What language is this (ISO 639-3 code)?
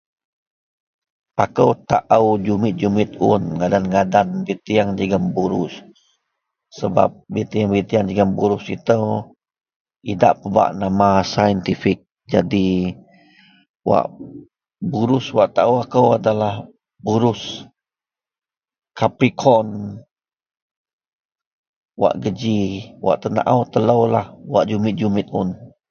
mel